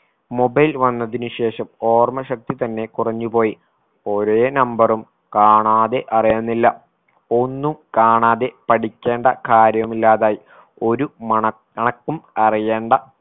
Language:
Malayalam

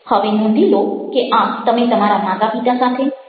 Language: Gujarati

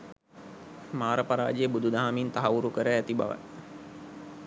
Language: Sinhala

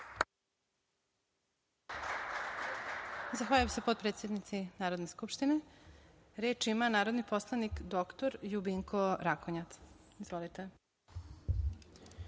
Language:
Serbian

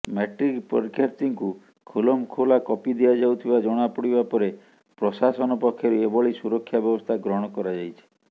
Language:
Odia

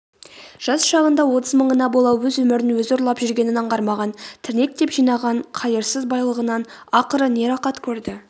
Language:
Kazakh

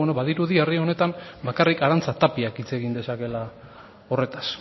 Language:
Basque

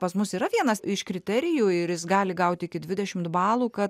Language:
Lithuanian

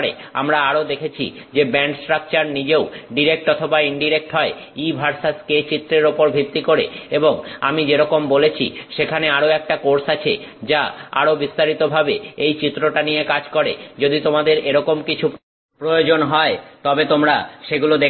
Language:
Bangla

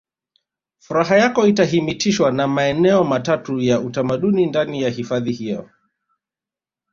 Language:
Swahili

